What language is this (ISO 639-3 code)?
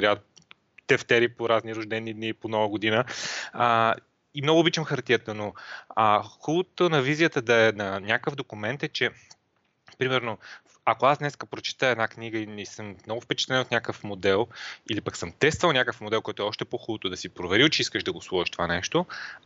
bul